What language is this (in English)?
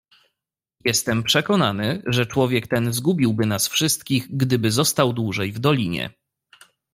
Polish